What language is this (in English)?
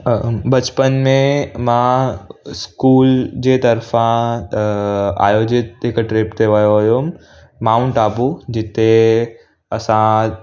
Sindhi